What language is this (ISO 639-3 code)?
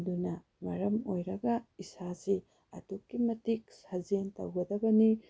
mni